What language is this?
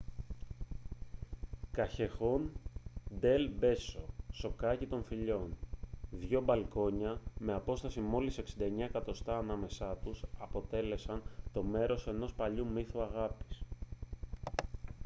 Greek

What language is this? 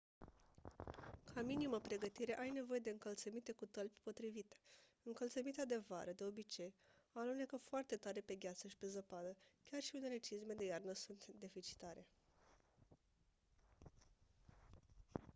Romanian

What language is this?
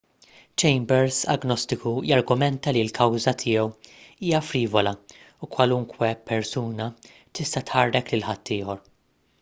Maltese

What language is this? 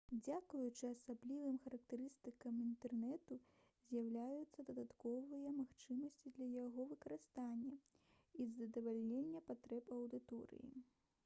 Belarusian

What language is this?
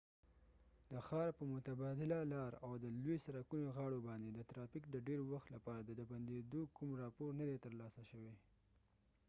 Pashto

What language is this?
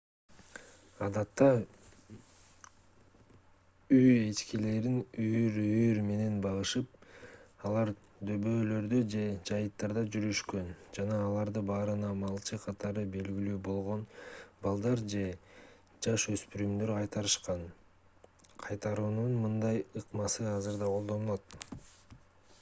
Kyrgyz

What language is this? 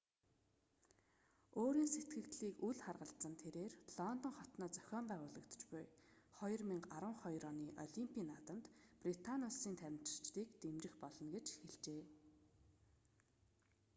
Mongolian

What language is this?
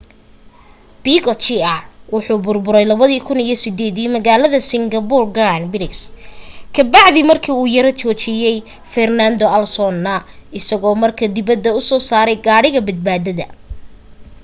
Somali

